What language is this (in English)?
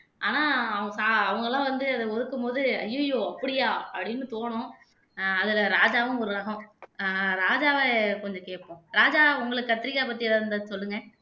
Tamil